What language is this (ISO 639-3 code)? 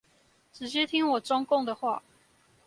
zho